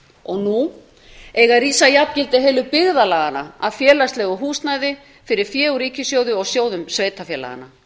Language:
Icelandic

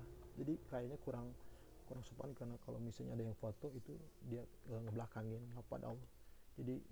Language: Indonesian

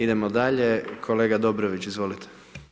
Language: Croatian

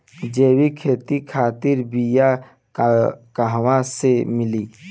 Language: Bhojpuri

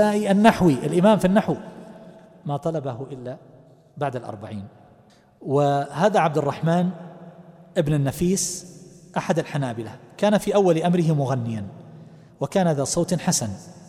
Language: Arabic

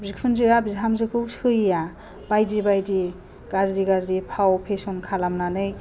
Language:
Bodo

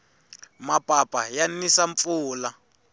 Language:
Tsonga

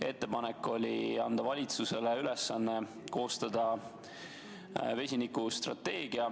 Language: Estonian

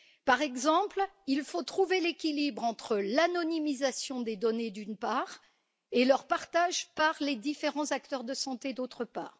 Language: French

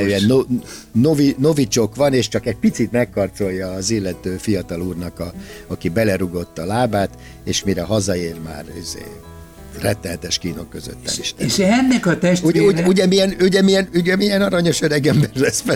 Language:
Hungarian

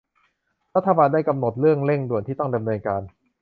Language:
Thai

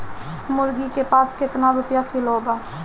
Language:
Bhojpuri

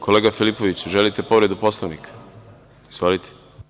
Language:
Serbian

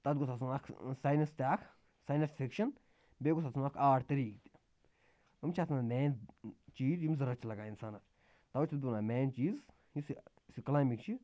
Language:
Kashmiri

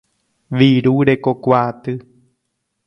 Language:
Guarani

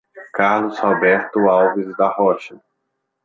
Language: Portuguese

